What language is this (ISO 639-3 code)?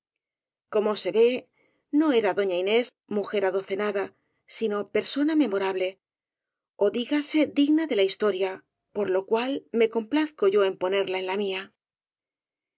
spa